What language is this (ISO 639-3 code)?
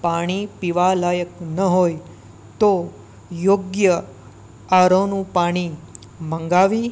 guj